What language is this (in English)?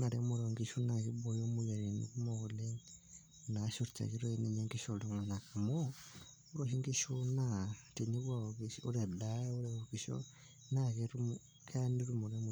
Masai